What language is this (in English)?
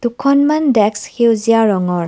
Assamese